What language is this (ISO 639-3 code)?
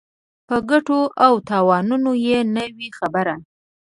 pus